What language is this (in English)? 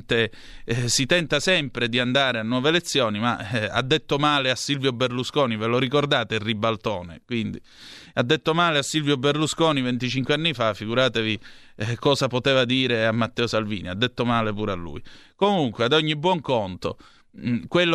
Italian